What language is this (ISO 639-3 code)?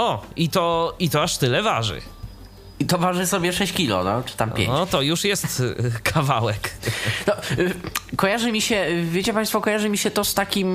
pol